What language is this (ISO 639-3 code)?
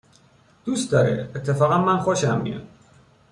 fas